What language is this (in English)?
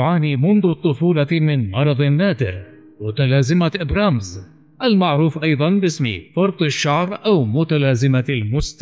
Arabic